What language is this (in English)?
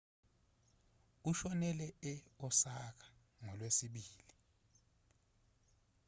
Zulu